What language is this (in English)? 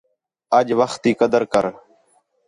Khetrani